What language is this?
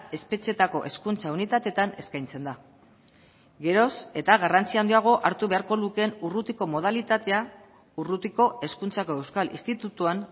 Basque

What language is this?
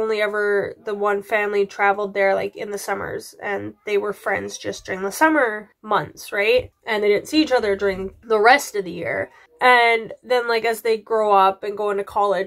English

